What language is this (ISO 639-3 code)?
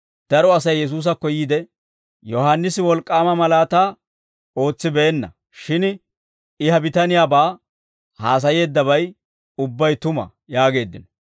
dwr